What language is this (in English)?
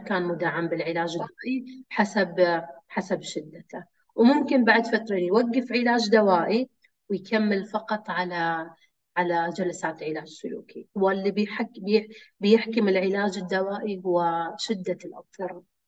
Arabic